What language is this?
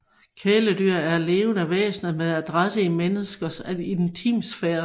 Danish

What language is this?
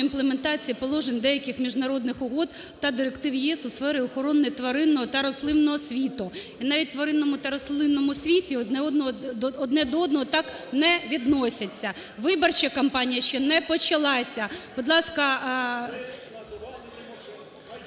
Ukrainian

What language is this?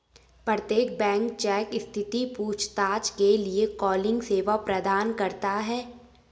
Hindi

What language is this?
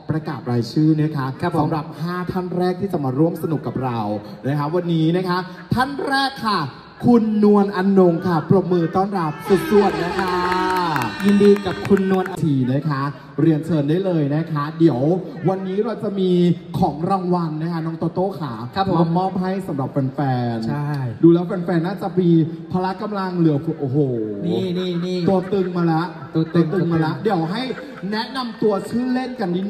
Thai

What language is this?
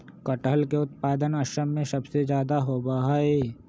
Magahi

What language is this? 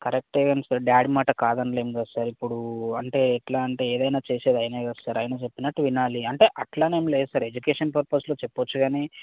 Telugu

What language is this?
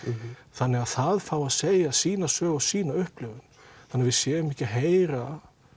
Icelandic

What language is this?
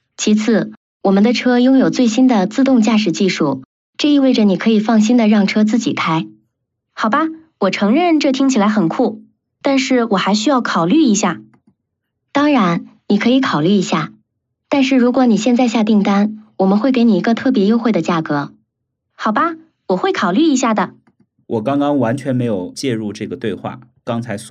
Chinese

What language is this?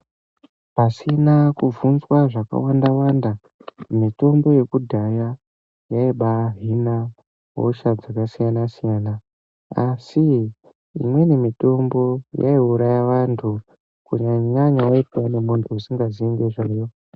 Ndau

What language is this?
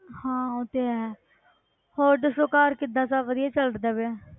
Punjabi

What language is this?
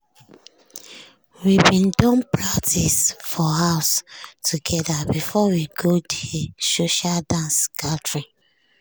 Nigerian Pidgin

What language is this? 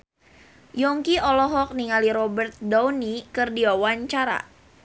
Sundanese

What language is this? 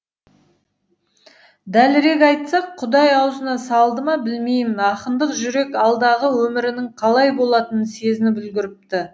Kazakh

